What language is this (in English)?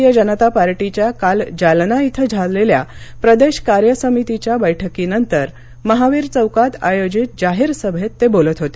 Marathi